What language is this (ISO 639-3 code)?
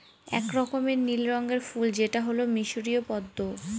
ben